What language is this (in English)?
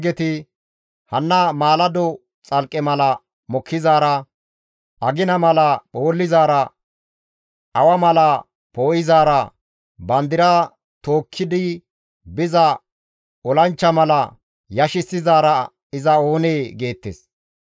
Gamo